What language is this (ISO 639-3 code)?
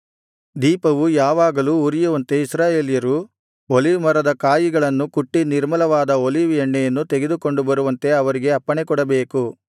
kan